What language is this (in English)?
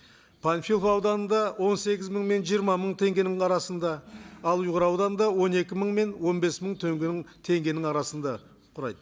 Kazakh